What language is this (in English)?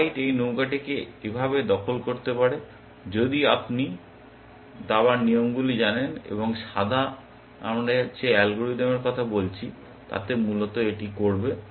Bangla